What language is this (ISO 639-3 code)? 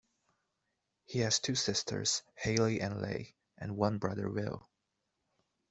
eng